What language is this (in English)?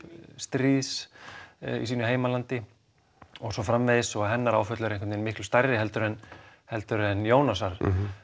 Icelandic